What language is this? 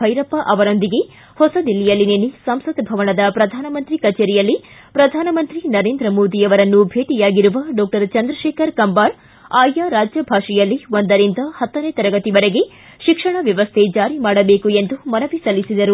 Kannada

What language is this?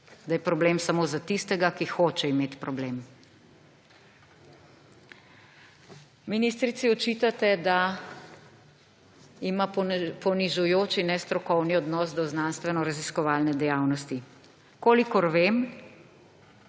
Slovenian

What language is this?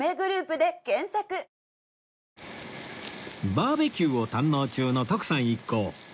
Japanese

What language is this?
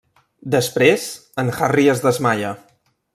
Catalan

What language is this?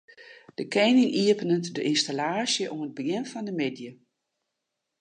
Western Frisian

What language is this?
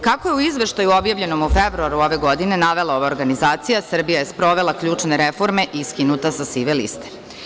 Serbian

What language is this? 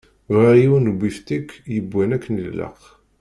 Kabyle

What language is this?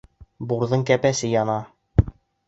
Bashkir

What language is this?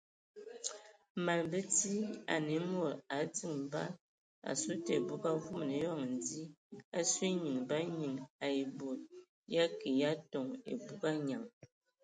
Ewondo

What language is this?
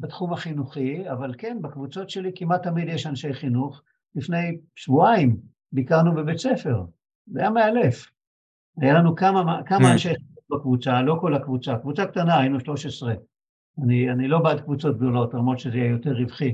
Hebrew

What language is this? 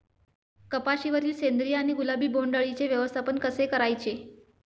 Marathi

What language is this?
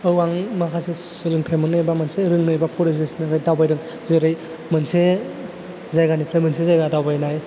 Bodo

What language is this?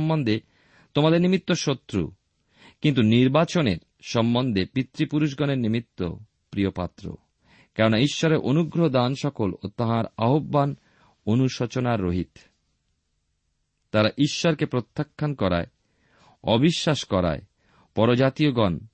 Bangla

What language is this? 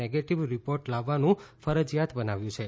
Gujarati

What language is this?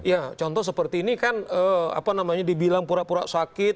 Indonesian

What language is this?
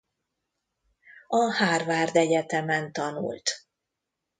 Hungarian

